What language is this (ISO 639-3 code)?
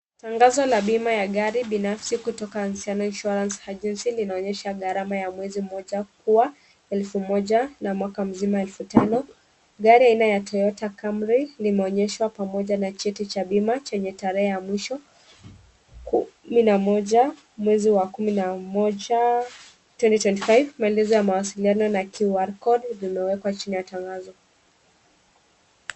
swa